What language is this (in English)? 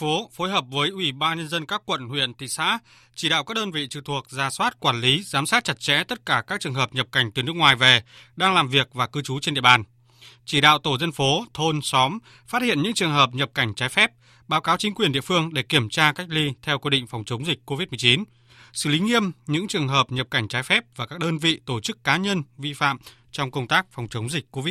Vietnamese